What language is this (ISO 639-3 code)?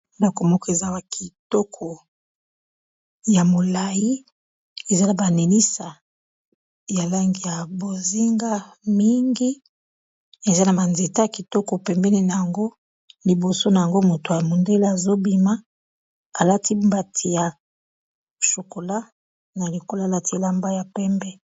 lin